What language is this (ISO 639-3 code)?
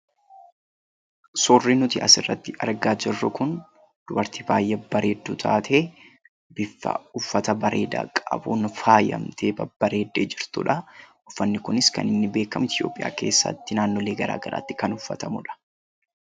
orm